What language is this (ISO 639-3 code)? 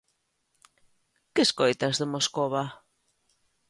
glg